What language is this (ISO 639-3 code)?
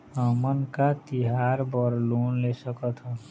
hne